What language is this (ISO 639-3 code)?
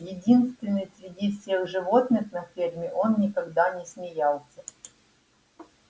rus